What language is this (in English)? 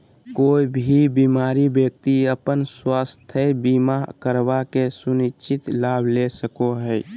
Magahi